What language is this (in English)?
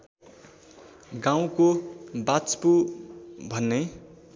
Nepali